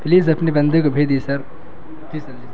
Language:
Urdu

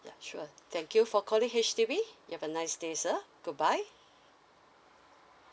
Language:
English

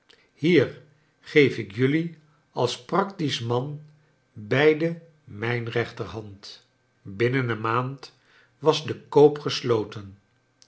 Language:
Dutch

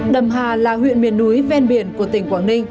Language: Vietnamese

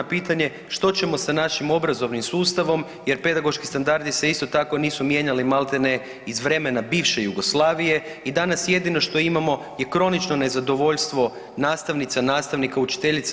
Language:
Croatian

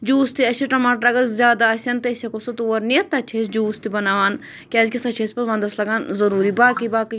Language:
Kashmiri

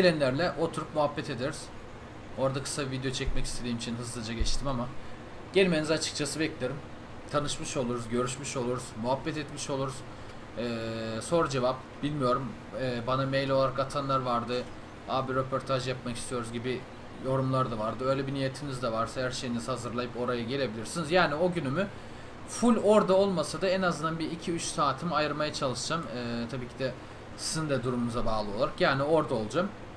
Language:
Turkish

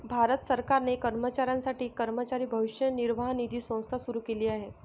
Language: Marathi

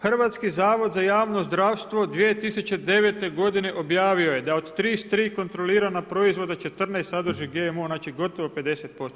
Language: Croatian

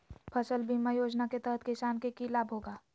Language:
Magahi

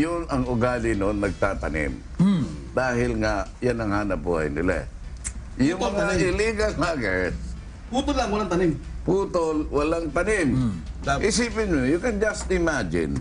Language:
Filipino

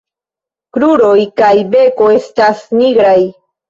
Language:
Esperanto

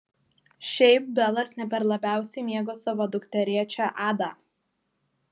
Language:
Lithuanian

